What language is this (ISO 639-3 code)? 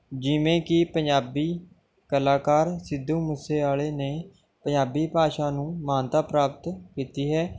pan